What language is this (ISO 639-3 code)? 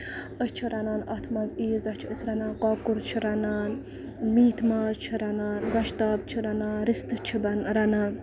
kas